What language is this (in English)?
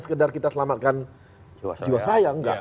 Indonesian